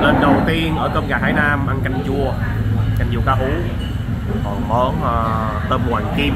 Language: Vietnamese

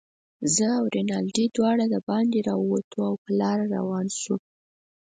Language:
Pashto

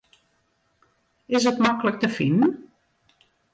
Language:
Western Frisian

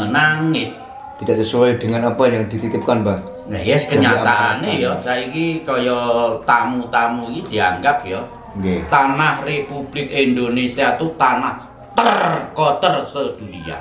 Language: Indonesian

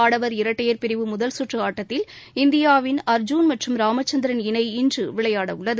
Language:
Tamil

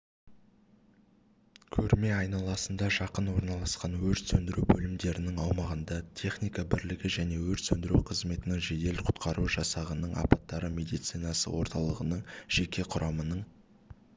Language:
Kazakh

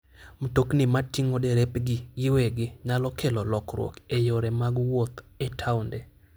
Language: Luo (Kenya and Tanzania)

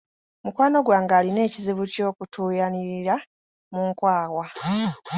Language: Ganda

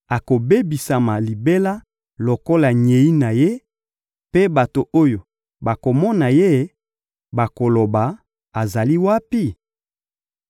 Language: Lingala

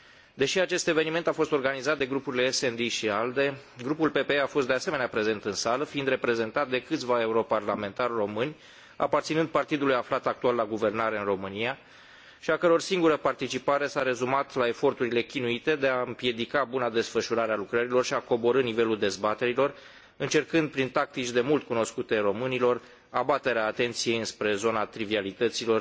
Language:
Romanian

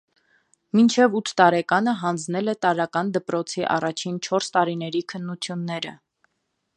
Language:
Armenian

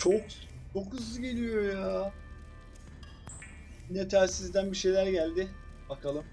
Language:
Turkish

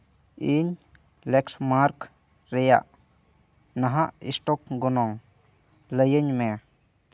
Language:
Santali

